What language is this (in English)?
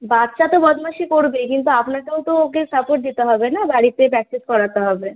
Bangla